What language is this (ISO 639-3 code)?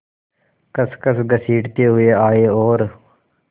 hin